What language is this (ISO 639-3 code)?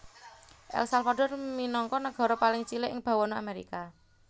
jav